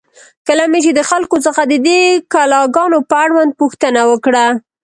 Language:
Pashto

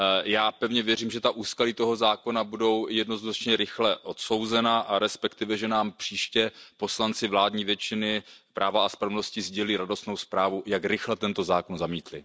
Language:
Czech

